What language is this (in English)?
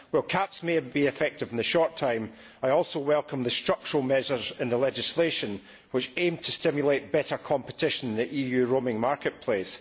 English